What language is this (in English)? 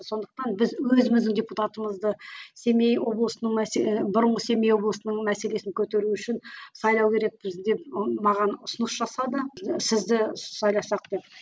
Kazakh